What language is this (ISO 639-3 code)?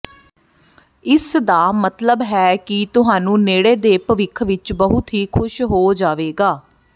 pan